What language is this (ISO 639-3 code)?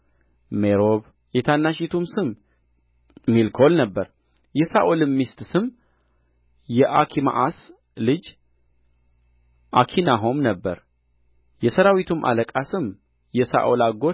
amh